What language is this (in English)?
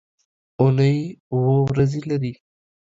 Pashto